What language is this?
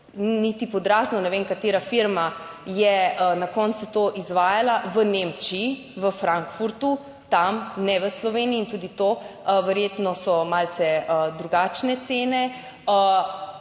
Slovenian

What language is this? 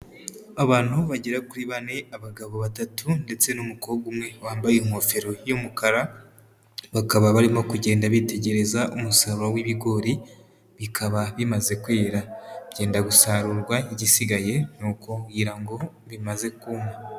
Kinyarwanda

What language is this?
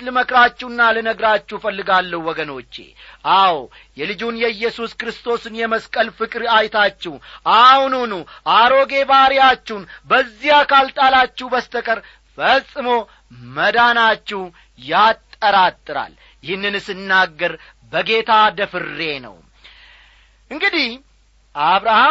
Amharic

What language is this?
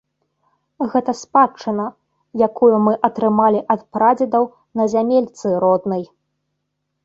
Belarusian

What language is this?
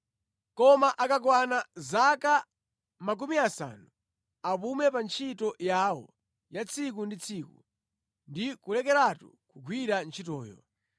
Nyanja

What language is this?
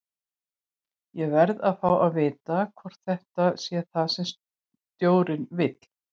Icelandic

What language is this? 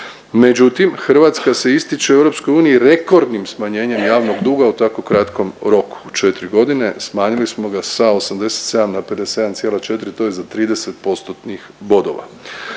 Croatian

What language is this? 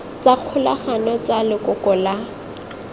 Tswana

